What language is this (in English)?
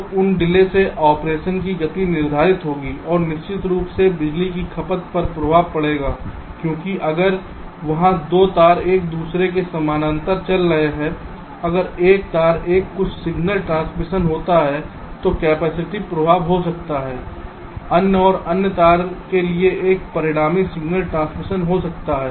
Hindi